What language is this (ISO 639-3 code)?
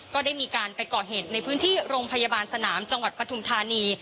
tha